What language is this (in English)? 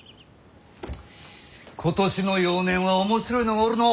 Japanese